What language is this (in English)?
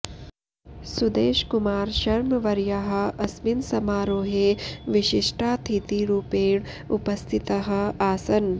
Sanskrit